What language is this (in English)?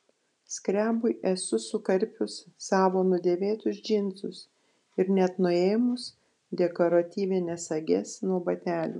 Lithuanian